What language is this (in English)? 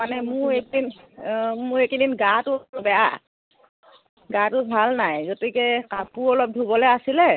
Assamese